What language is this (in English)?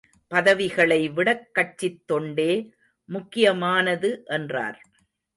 Tamil